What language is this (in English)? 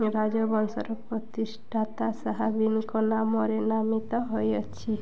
Odia